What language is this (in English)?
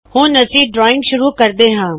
Punjabi